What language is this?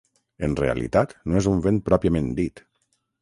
Catalan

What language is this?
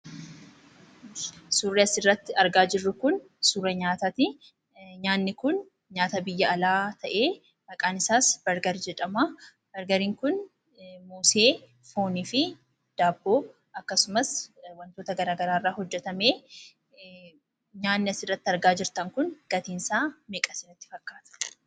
Oromo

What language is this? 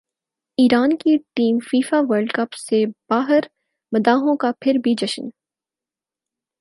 Urdu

